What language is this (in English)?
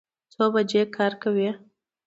Pashto